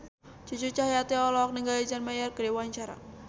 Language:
Sundanese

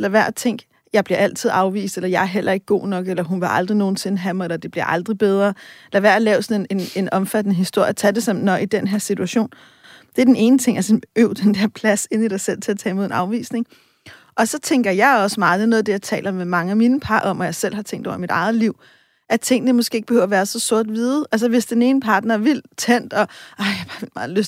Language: Danish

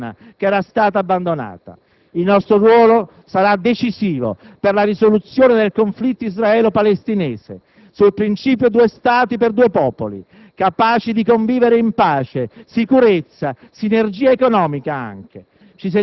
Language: Italian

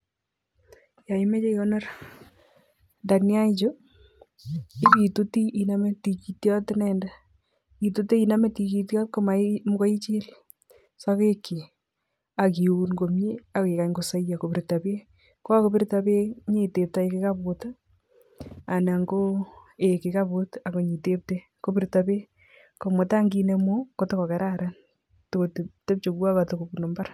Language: Kalenjin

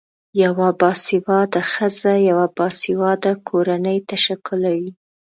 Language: Pashto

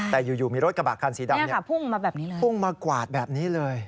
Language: Thai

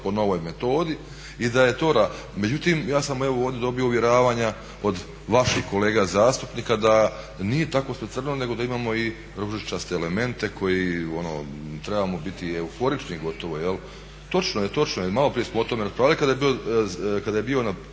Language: Croatian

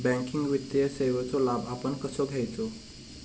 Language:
Marathi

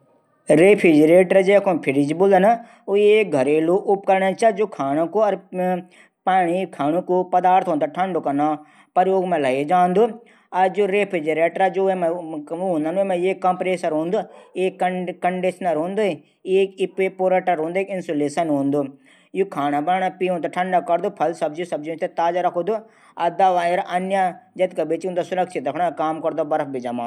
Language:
Garhwali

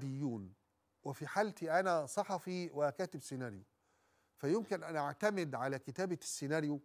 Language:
Arabic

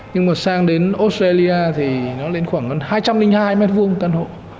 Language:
Vietnamese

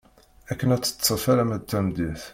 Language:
Kabyle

